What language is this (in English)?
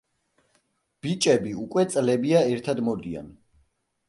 Georgian